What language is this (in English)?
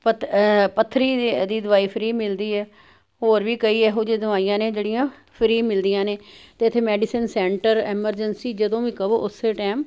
Punjabi